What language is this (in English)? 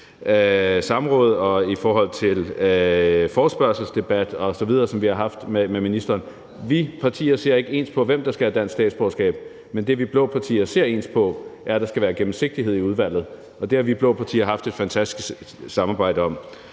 Danish